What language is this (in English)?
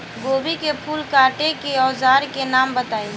Bhojpuri